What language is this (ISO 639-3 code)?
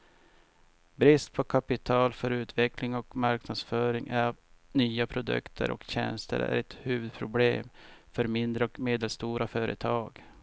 swe